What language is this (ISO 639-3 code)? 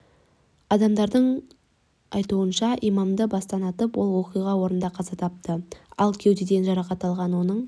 kaz